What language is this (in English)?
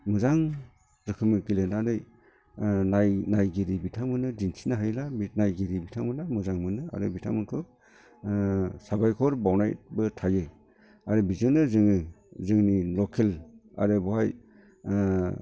Bodo